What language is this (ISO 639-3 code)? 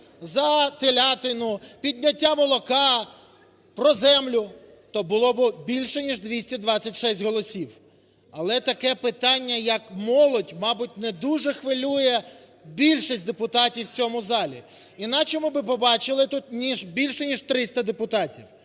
ukr